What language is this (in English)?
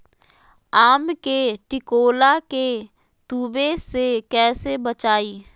Magahi